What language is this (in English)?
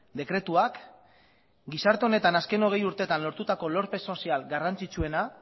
Basque